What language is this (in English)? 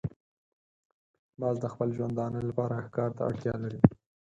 Pashto